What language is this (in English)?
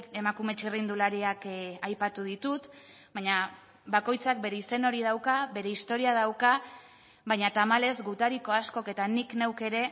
Basque